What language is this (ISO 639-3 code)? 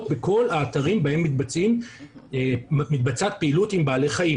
heb